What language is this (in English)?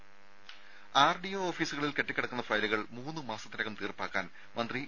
Malayalam